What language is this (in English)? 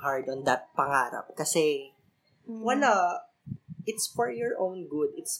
Filipino